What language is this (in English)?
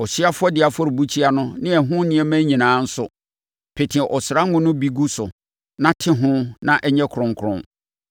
Akan